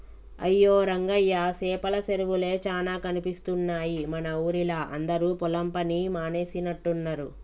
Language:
Telugu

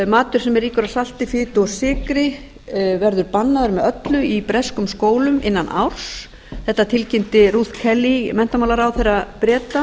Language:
Icelandic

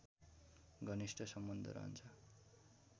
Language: Nepali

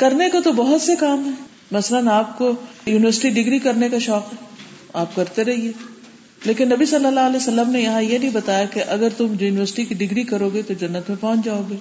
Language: Urdu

